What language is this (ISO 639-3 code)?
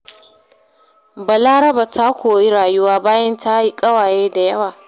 hau